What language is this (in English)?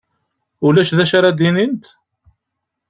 Kabyle